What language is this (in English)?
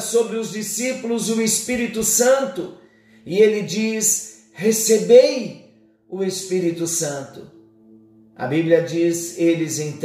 Portuguese